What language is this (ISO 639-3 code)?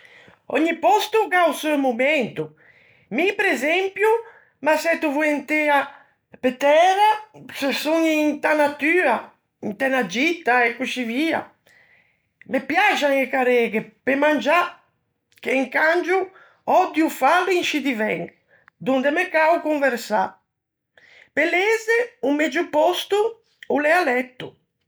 lij